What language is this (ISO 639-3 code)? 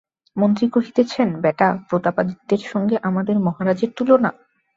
ben